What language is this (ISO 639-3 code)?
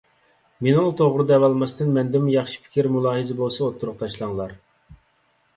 uig